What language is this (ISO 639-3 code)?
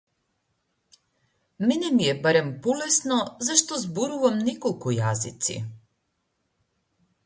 mkd